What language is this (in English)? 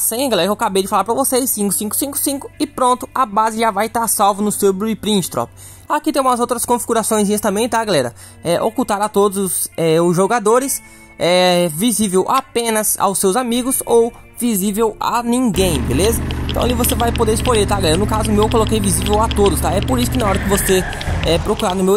Portuguese